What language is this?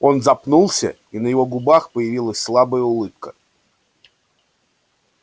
Russian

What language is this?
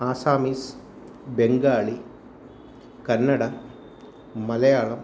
Sanskrit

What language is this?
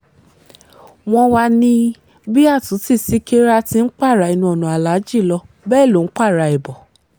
Yoruba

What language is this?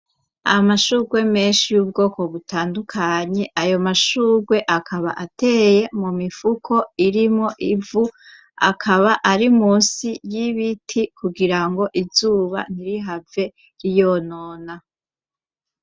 Rundi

